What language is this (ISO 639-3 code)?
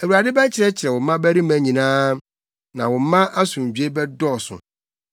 aka